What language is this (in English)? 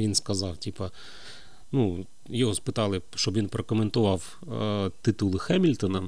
Ukrainian